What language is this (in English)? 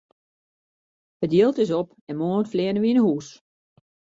Western Frisian